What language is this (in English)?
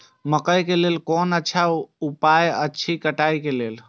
Maithili